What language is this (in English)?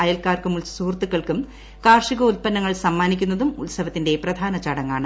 Malayalam